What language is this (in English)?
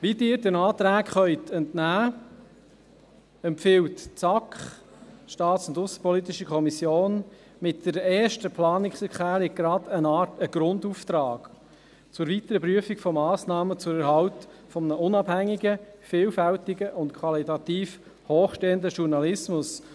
Swiss German